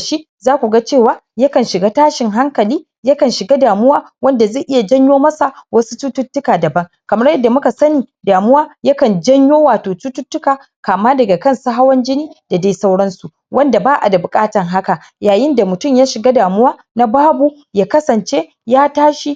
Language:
Hausa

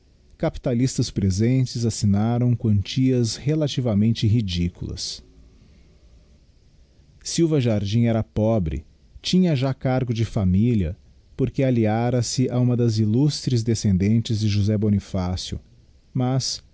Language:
Portuguese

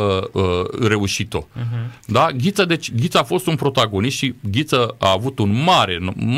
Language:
Romanian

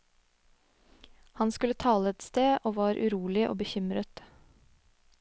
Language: Norwegian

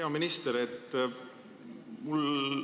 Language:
Estonian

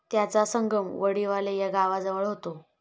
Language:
Marathi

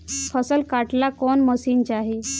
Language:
Bhojpuri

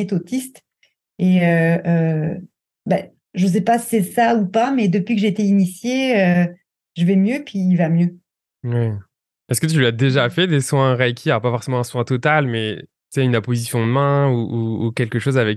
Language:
French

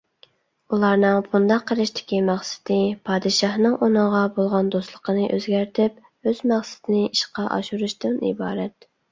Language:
Uyghur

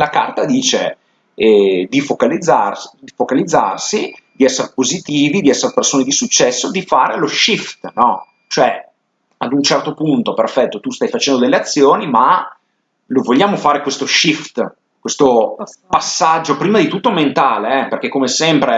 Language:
Italian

